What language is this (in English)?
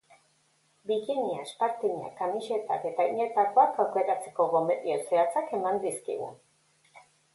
Basque